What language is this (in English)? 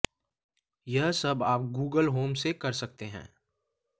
Hindi